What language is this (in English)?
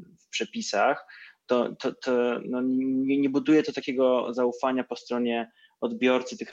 Polish